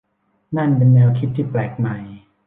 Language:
Thai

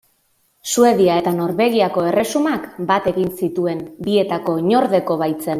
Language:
Basque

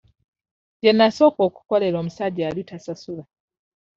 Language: Ganda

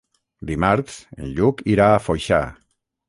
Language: Catalan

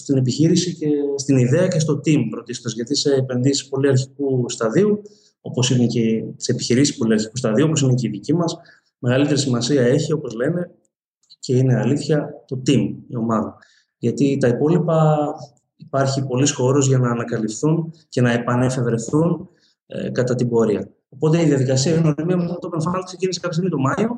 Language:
Greek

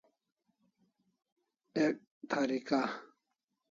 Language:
Kalasha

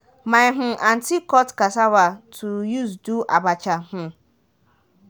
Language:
Nigerian Pidgin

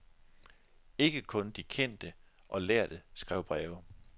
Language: Danish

